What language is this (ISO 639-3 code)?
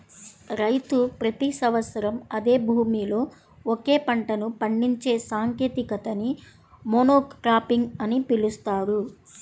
tel